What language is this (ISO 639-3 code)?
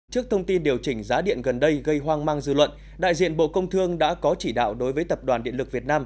vie